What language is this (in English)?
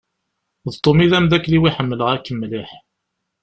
Kabyle